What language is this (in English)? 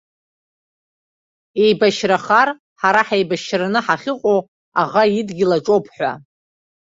Abkhazian